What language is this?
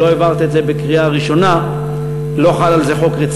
Hebrew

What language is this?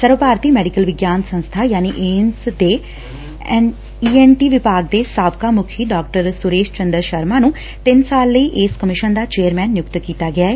Punjabi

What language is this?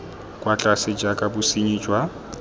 Tswana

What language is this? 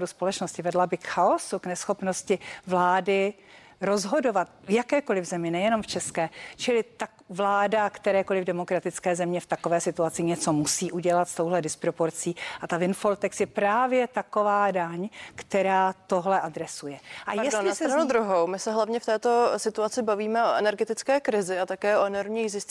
Czech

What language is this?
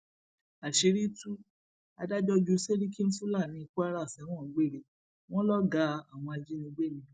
Yoruba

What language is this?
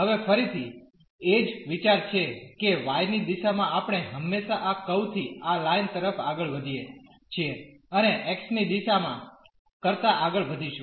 Gujarati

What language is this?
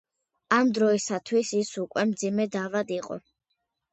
Georgian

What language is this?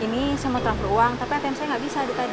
Indonesian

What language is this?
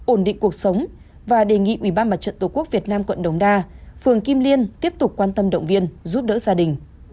Vietnamese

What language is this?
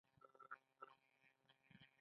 Pashto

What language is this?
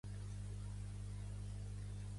Catalan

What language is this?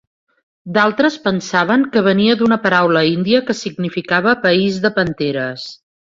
Catalan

